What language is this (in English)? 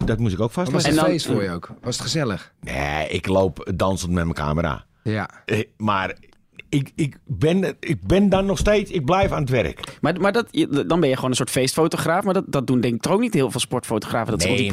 Dutch